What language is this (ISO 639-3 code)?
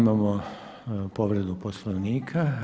hrv